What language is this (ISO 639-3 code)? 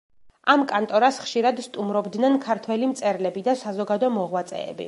kat